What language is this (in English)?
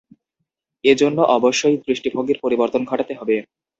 Bangla